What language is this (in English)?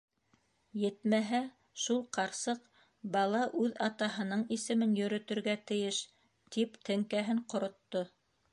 Bashkir